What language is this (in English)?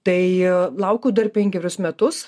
Lithuanian